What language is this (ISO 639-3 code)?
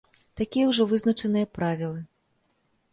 bel